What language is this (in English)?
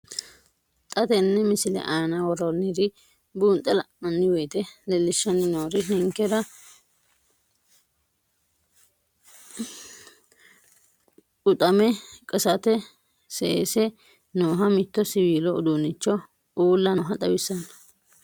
Sidamo